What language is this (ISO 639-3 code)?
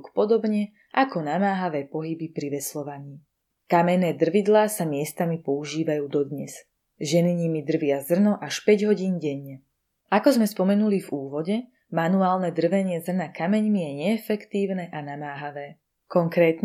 slk